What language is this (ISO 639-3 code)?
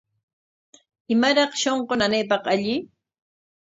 qwa